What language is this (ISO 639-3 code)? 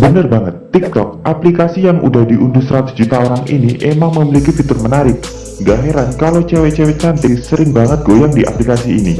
ind